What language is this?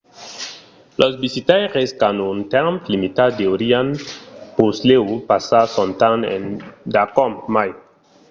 Occitan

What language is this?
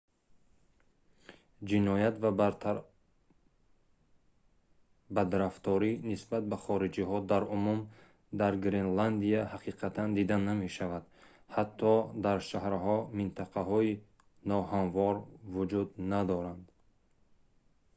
Tajik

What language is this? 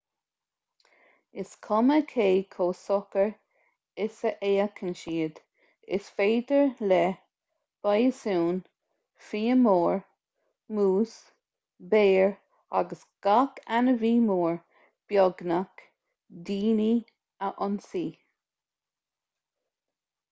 Irish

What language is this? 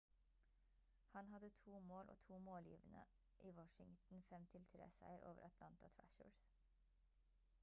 Norwegian Bokmål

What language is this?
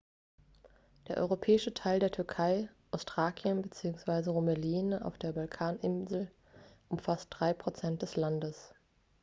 German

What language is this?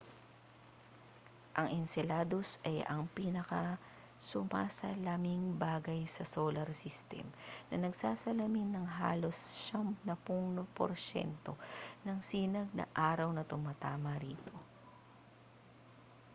Filipino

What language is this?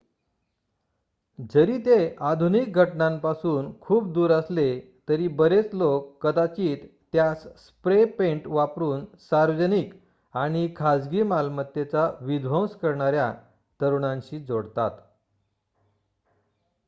Marathi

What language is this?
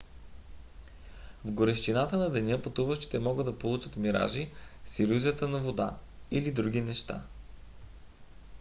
Bulgarian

